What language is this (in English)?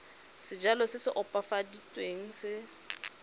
Tswana